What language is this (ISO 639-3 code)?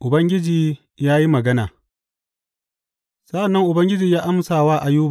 hau